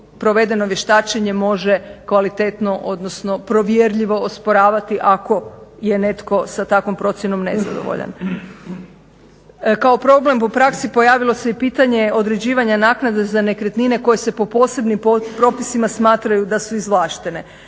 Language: Croatian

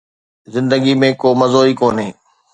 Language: Sindhi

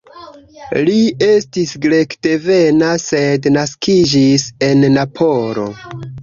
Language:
Esperanto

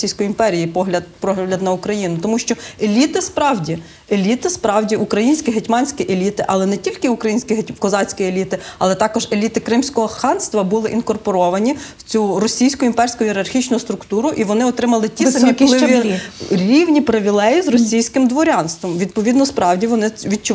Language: Ukrainian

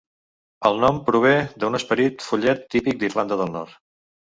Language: Catalan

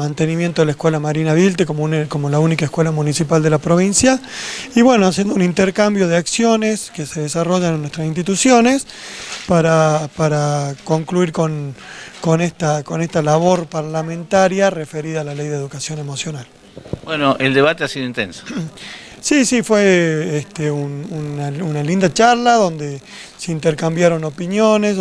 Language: Spanish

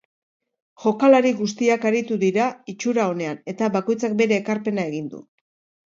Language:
Basque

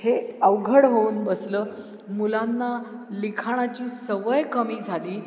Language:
Marathi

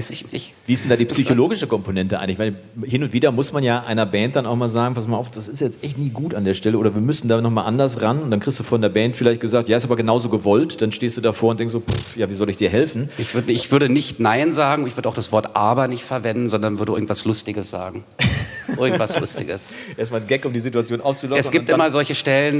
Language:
German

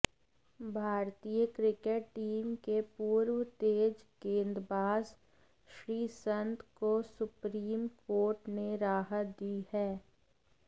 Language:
Hindi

